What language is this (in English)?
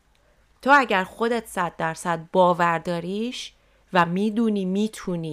Persian